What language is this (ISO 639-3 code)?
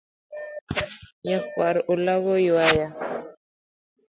luo